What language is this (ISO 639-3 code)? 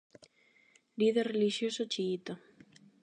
glg